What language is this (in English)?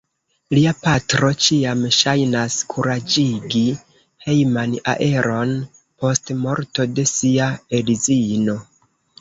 Esperanto